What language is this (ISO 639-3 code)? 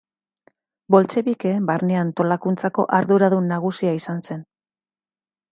eus